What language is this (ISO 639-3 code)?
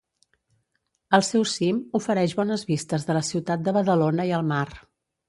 cat